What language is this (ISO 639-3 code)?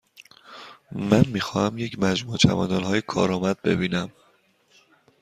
fas